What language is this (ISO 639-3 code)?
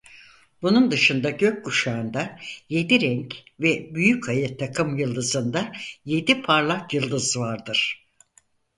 tur